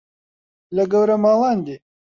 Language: Central Kurdish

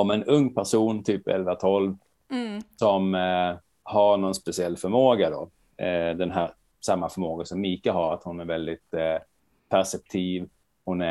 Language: Swedish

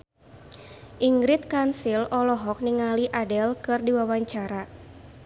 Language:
Sundanese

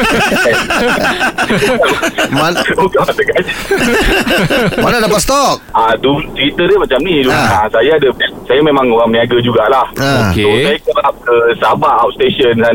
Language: Malay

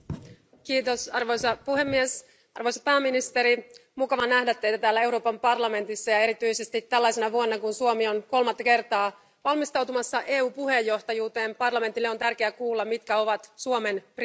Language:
Finnish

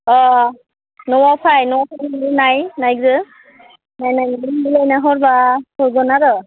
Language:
Bodo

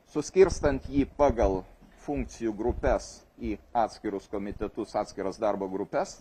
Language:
Lithuanian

